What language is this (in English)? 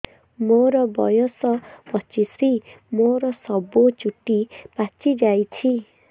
Odia